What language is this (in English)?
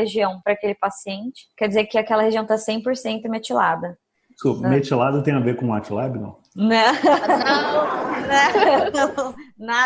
Portuguese